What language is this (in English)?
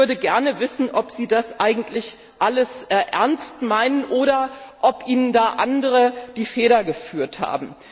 German